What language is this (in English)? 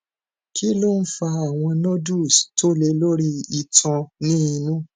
Yoruba